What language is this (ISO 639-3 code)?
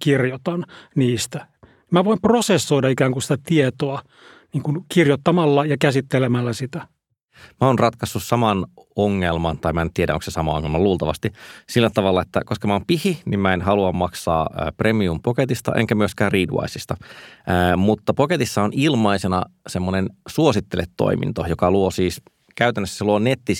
fin